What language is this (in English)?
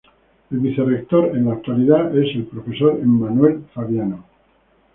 Spanish